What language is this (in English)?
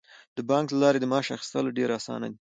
Pashto